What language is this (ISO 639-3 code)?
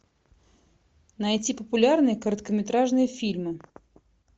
rus